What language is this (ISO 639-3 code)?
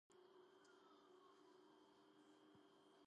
kat